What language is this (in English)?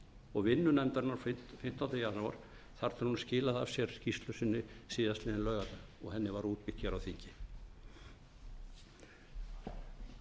Icelandic